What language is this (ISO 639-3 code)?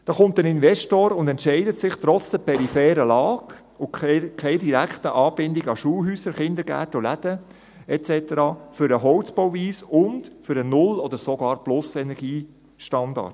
gsw